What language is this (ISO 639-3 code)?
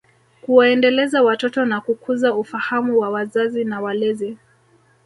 swa